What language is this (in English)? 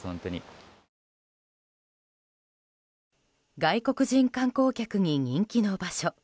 Japanese